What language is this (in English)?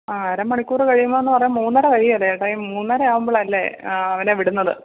Malayalam